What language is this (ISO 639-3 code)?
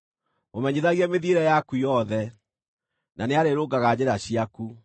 kik